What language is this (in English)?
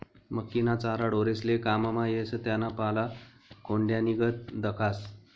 Marathi